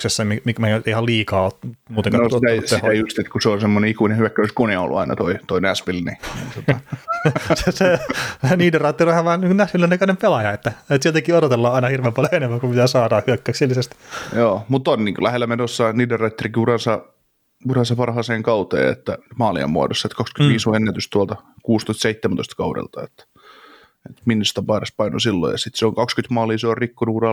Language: Finnish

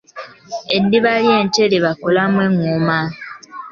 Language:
Ganda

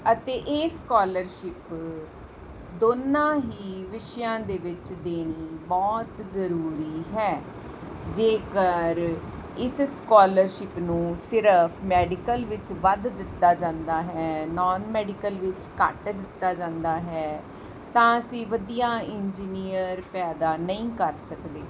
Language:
Punjabi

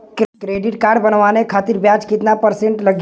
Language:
Bhojpuri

